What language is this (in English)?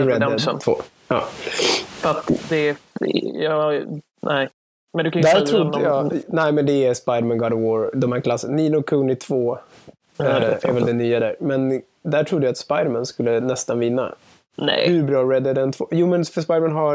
Swedish